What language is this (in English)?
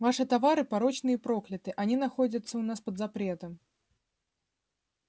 Russian